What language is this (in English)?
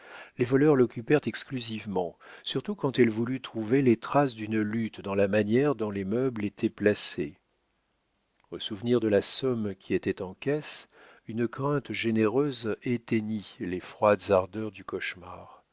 French